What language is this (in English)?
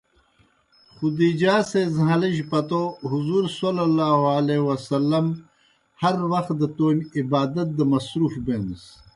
Kohistani Shina